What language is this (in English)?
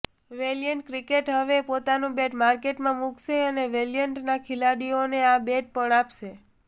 Gujarati